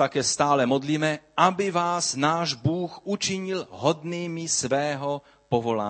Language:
Czech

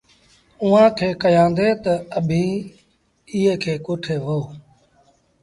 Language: Sindhi Bhil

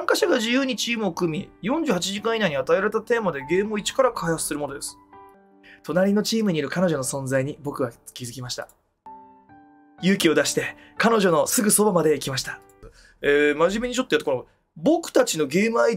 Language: Japanese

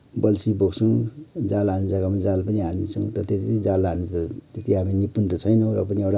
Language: Nepali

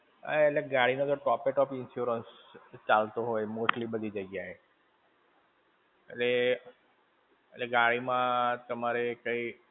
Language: Gujarati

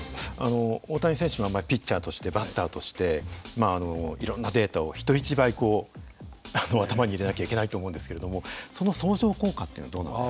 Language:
Japanese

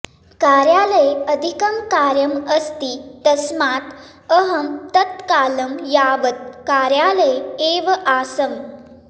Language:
Sanskrit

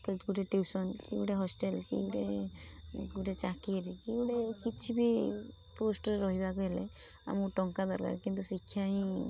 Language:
Odia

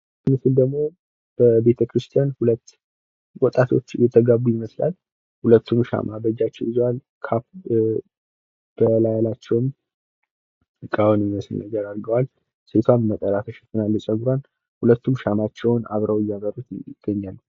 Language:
Amharic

